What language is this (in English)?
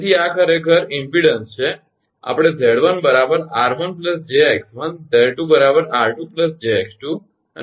Gujarati